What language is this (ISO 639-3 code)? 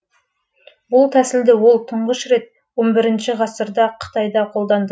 kaz